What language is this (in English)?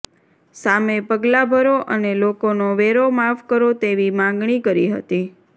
Gujarati